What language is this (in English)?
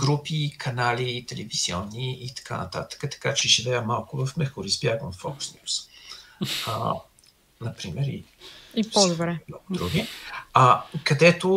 Bulgarian